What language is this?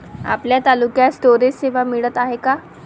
Marathi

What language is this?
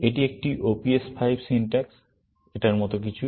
Bangla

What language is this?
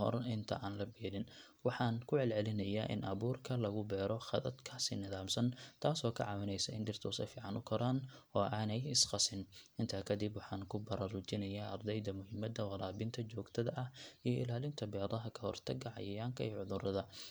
Somali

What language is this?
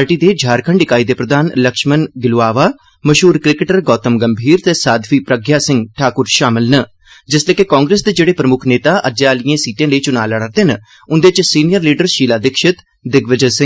Dogri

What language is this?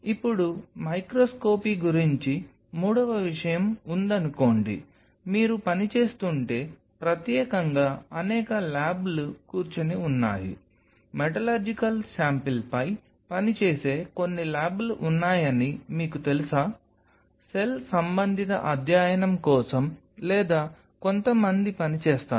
Telugu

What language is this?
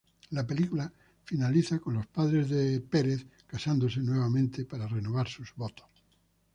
Spanish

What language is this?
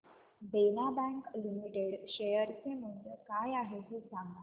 Marathi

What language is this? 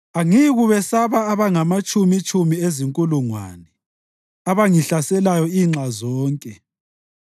North Ndebele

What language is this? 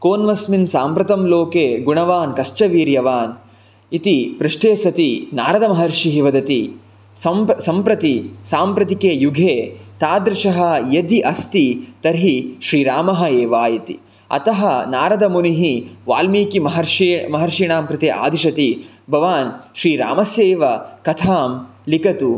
Sanskrit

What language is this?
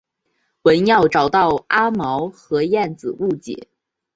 Chinese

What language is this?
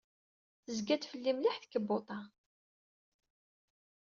Kabyle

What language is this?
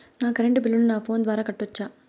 Telugu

